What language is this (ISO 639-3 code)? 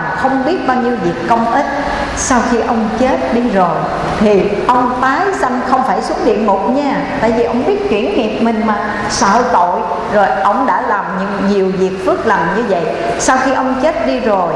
vie